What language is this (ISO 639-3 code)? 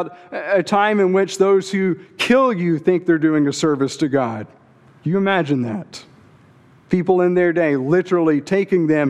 eng